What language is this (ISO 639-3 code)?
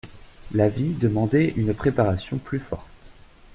fra